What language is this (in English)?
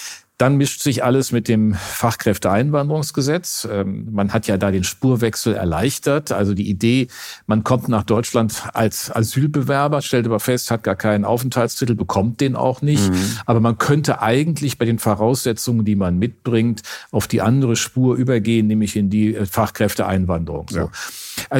German